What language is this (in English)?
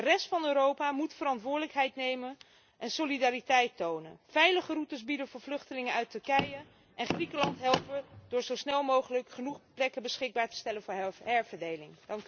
Dutch